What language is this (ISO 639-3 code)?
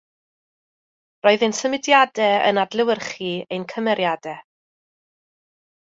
cym